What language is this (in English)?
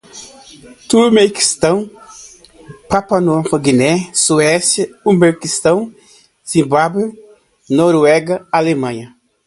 Portuguese